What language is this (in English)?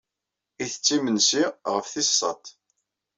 Kabyle